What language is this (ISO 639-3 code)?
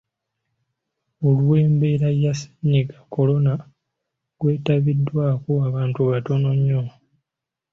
lug